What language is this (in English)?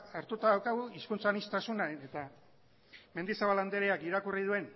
Basque